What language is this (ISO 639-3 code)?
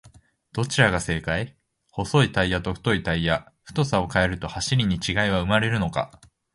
jpn